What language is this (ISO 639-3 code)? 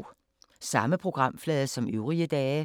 dan